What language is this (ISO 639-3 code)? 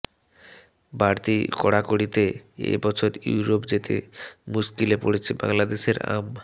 ben